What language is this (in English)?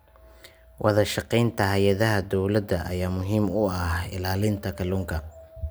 Somali